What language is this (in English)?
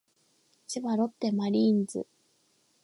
Japanese